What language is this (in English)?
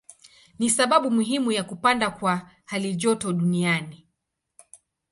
Swahili